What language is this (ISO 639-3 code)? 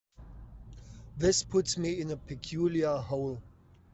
eng